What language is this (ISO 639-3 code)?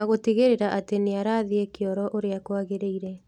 kik